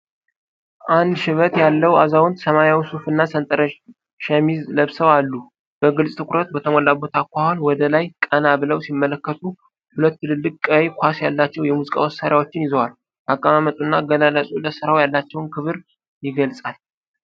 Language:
Amharic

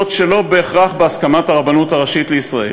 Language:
Hebrew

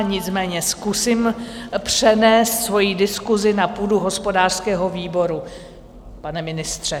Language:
Czech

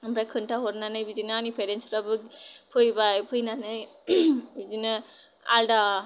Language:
Bodo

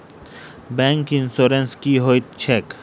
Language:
Maithili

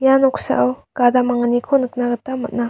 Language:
Garo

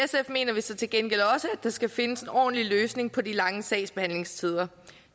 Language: Danish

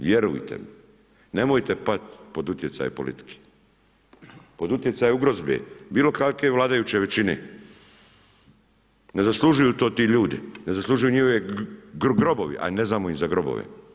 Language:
Croatian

